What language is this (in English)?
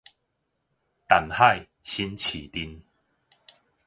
Min Nan Chinese